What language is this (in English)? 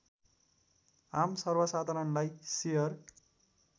Nepali